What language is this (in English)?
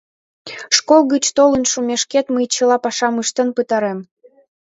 Mari